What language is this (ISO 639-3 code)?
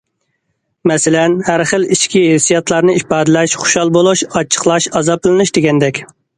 uig